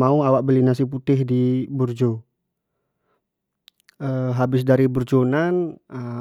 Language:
Jambi Malay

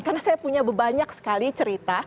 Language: Indonesian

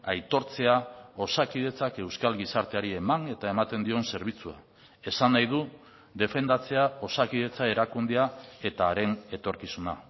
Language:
Basque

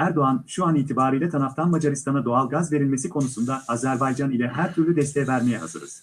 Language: Turkish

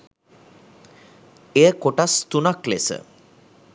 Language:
Sinhala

